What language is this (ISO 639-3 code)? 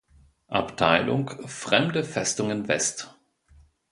deu